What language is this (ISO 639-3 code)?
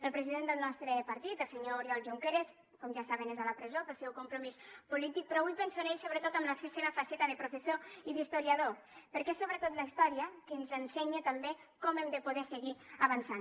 cat